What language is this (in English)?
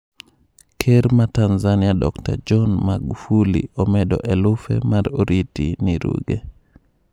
Luo (Kenya and Tanzania)